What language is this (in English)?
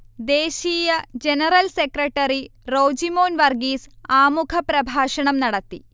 Malayalam